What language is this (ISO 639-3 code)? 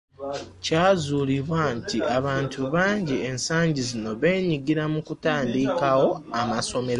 lug